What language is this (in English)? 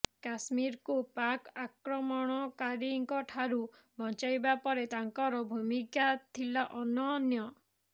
Odia